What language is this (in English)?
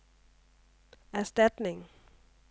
Danish